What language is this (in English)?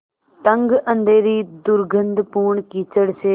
Hindi